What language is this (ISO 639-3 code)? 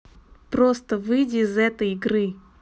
rus